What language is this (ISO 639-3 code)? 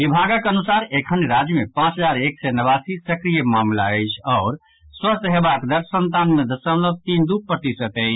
mai